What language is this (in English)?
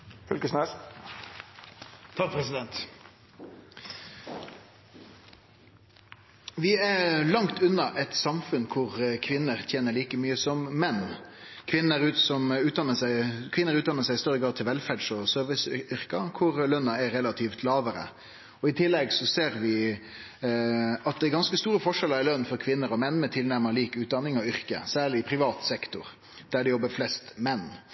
Norwegian Bokmål